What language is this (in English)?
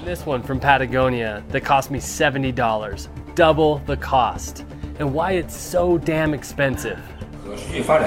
Chinese